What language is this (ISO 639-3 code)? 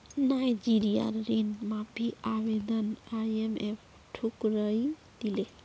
mag